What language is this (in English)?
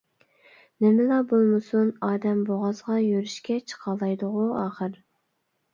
Uyghur